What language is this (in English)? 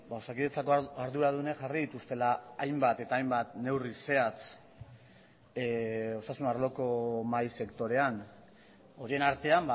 Basque